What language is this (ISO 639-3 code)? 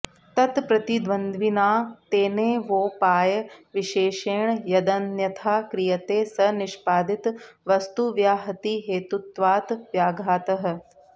san